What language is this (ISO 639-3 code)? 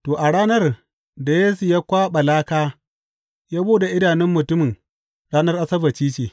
hau